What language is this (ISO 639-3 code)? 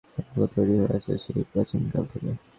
ben